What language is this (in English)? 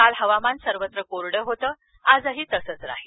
Marathi